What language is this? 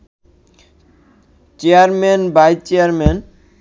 Bangla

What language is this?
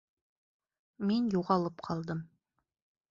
Bashkir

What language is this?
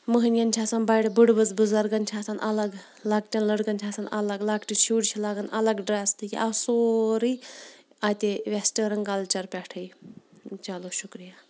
Kashmiri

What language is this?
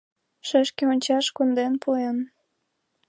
Mari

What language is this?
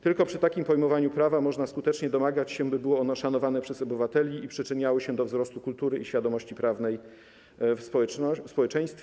Polish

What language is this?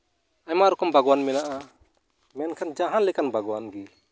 Santali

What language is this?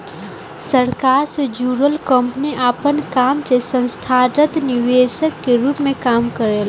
Bhojpuri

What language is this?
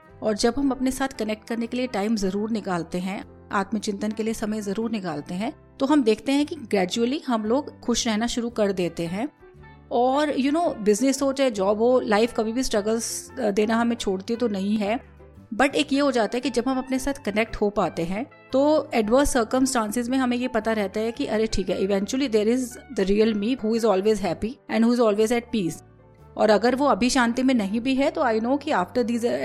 Hindi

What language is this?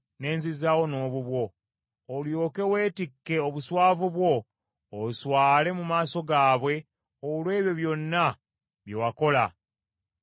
Ganda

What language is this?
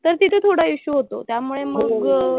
Marathi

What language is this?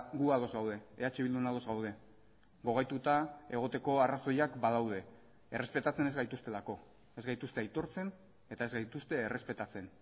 Basque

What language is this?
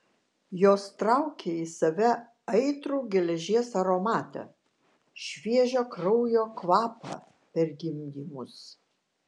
Lithuanian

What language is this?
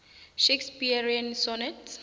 South Ndebele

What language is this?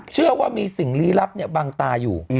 Thai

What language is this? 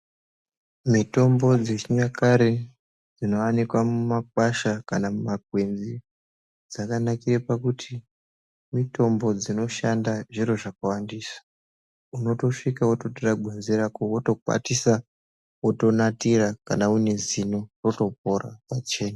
Ndau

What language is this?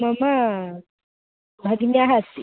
Sanskrit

